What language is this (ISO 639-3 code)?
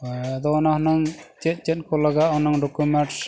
sat